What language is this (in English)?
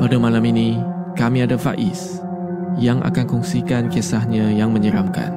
Malay